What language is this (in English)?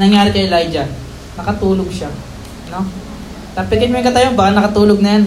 Filipino